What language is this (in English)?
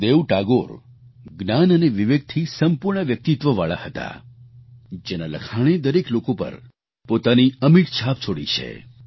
Gujarati